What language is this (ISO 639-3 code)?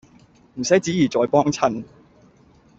yue